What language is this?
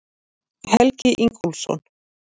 Icelandic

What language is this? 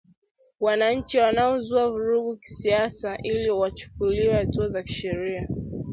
Swahili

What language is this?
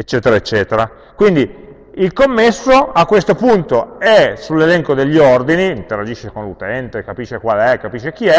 Italian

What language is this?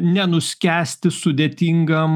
Lithuanian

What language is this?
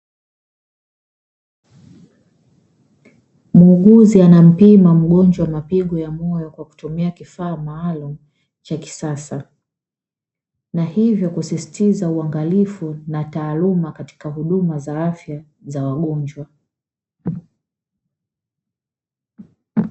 Swahili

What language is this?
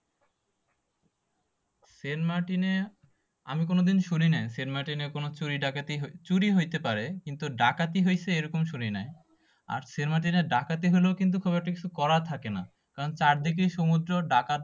Bangla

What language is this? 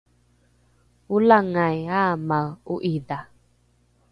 Rukai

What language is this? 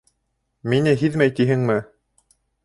Bashkir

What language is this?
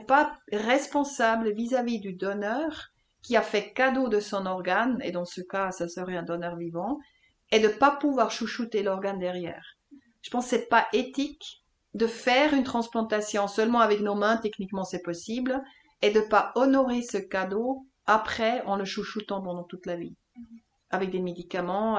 French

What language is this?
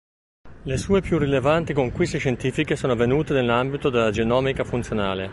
Italian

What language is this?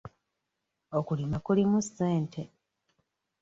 Ganda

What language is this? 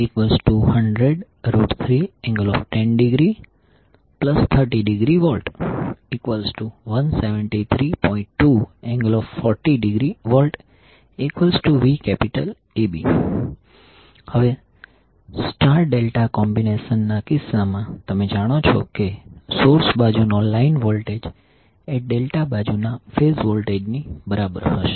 Gujarati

